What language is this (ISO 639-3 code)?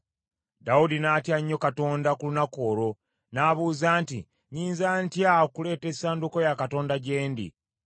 lug